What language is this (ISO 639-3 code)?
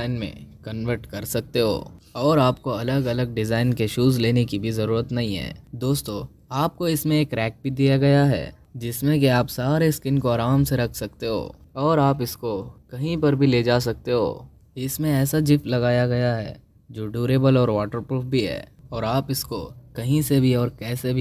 hin